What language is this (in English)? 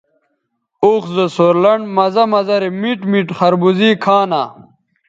Bateri